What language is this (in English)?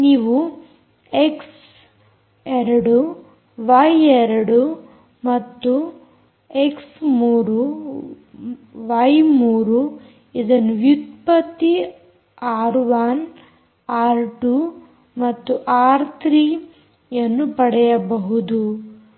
Kannada